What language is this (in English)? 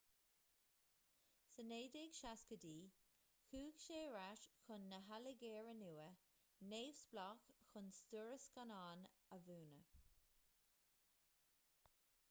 Irish